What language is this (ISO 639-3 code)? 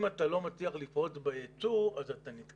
heb